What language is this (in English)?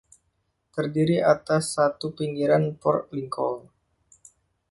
Indonesian